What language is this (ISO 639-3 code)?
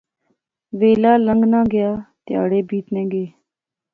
phr